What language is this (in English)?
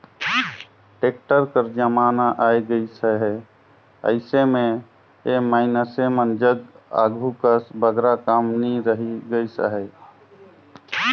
Chhattisgarhi